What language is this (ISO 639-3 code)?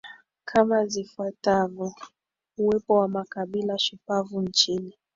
swa